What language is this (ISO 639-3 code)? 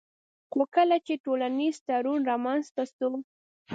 pus